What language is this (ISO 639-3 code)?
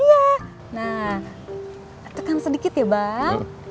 ind